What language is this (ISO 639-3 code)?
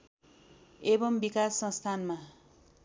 nep